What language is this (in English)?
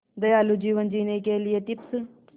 Hindi